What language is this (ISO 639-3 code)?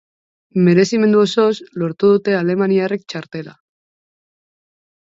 eus